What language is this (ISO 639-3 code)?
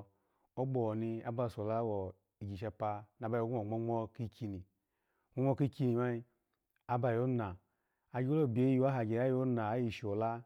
ala